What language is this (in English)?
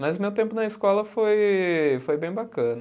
Portuguese